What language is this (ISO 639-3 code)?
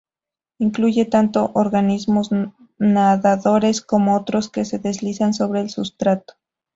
spa